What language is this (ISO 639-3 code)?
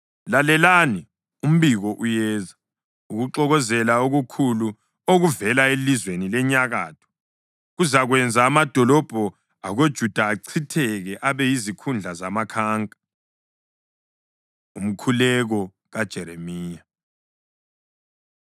nde